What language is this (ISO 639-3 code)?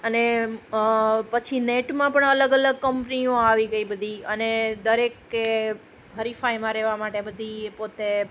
guj